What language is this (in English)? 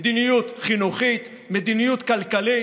Hebrew